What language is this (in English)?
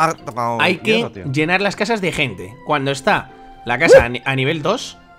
Spanish